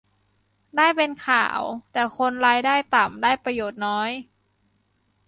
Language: Thai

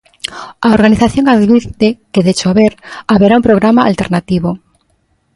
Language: Galician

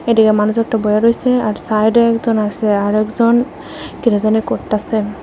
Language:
Bangla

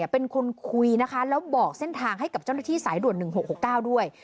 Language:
Thai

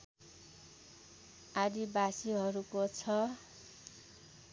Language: Nepali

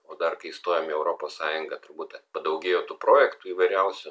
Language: Lithuanian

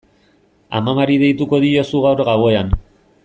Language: Basque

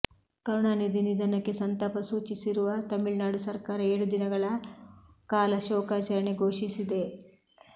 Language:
Kannada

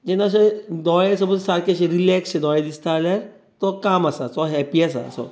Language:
Konkani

